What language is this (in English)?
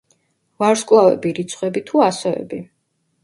Georgian